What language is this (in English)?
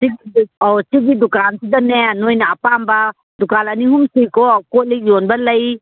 Manipuri